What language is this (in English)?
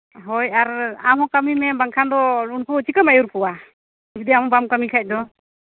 Santali